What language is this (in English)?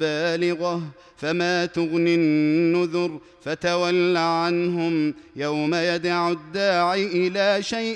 Arabic